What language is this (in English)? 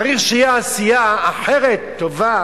Hebrew